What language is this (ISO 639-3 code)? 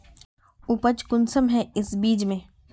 mag